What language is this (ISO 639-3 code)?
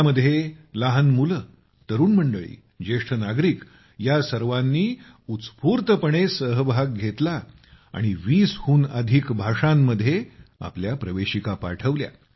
mar